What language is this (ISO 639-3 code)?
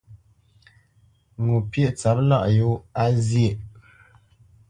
bce